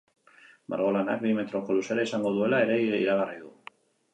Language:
Basque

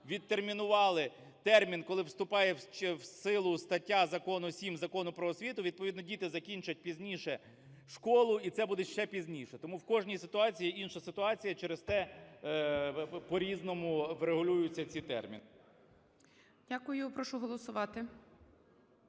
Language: Ukrainian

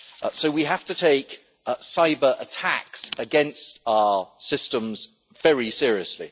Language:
English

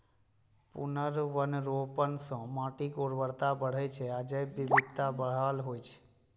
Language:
Maithili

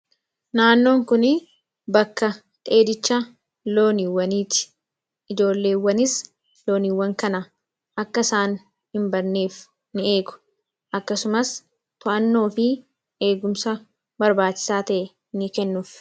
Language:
Oromo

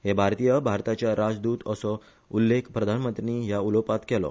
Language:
Konkani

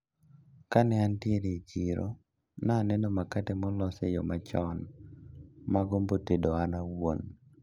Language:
Luo (Kenya and Tanzania)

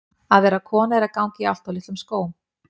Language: Icelandic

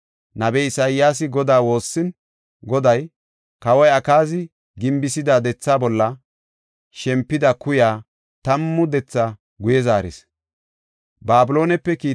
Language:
Gofa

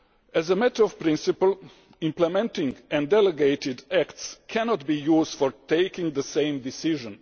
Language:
English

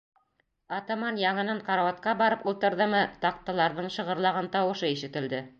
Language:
Bashkir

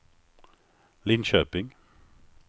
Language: Swedish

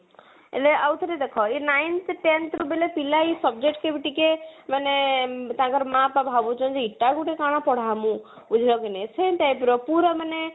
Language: Odia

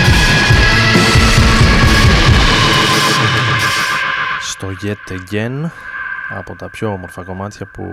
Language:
Greek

